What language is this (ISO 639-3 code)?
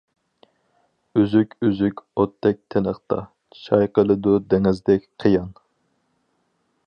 uig